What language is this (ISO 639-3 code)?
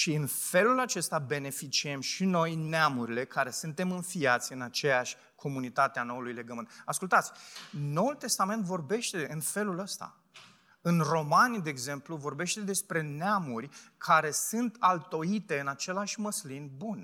ron